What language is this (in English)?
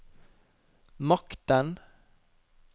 Norwegian